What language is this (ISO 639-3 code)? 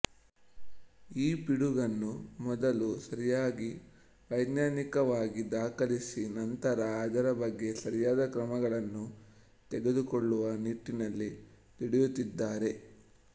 kan